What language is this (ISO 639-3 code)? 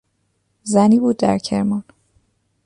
fas